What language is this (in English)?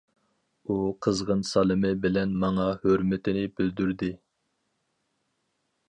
Uyghur